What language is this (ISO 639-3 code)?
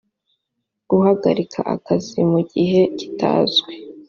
kin